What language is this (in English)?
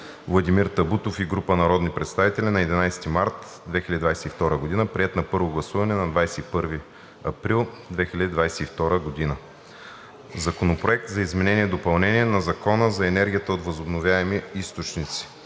Bulgarian